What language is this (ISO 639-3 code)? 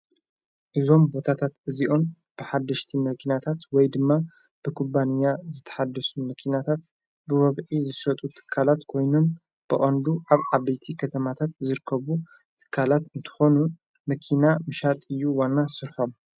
tir